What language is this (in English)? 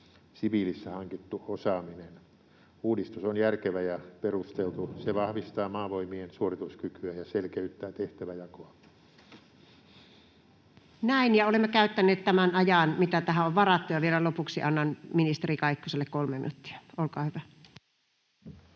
Finnish